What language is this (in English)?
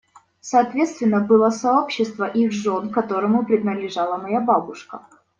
Russian